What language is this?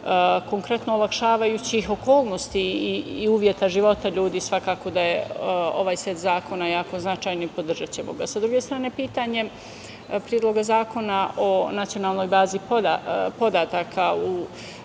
Serbian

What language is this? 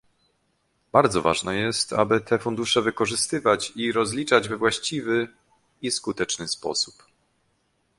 Polish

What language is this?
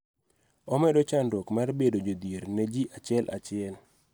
Luo (Kenya and Tanzania)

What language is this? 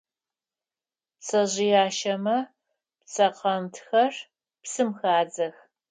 Adyghe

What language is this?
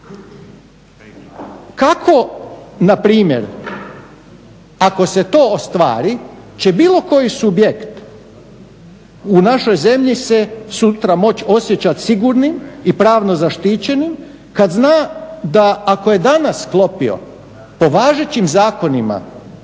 Croatian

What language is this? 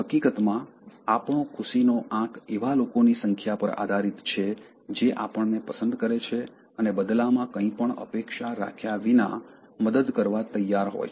Gujarati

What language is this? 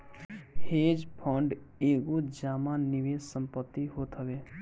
Bhojpuri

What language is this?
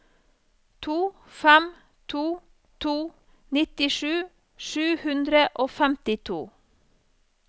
Norwegian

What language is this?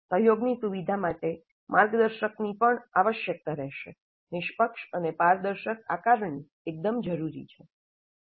Gujarati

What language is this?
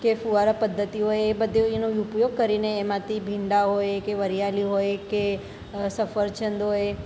Gujarati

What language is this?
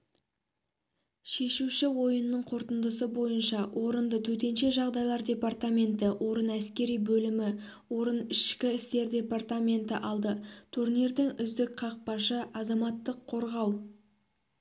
Kazakh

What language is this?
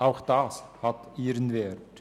Swiss German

